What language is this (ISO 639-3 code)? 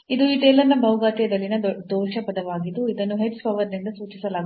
kan